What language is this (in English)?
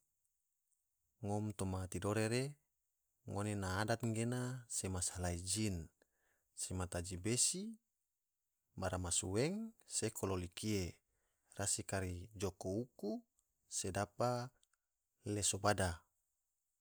Tidore